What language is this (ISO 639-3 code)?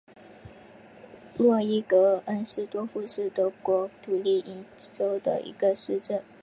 zho